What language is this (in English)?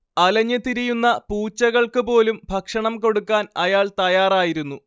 Malayalam